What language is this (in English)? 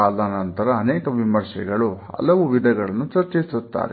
Kannada